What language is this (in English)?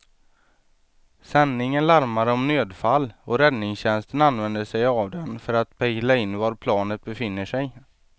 Swedish